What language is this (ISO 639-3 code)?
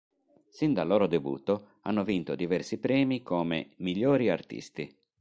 ita